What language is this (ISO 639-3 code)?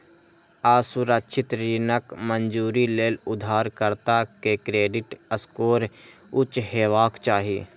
mai